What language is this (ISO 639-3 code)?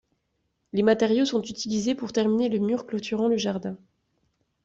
fra